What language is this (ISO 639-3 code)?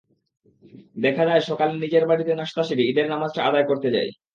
ben